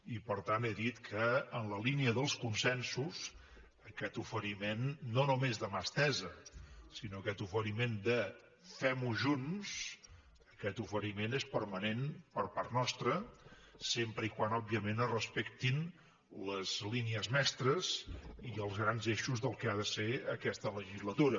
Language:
Catalan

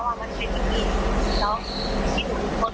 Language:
Thai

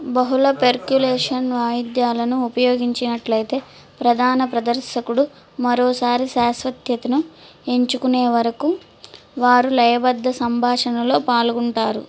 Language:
Telugu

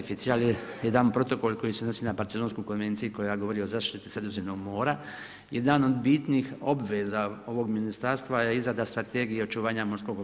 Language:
Croatian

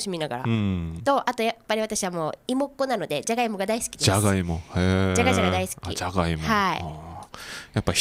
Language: Japanese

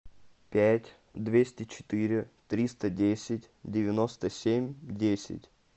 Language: Russian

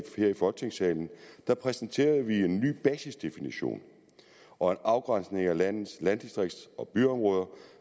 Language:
Danish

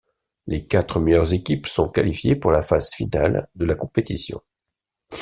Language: French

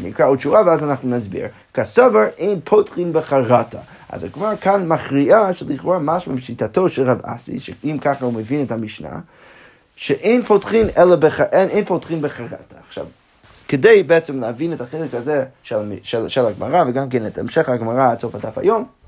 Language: Hebrew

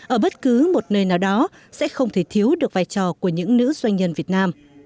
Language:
Vietnamese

